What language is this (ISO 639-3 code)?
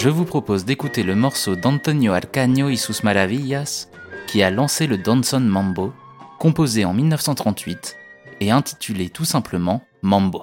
fra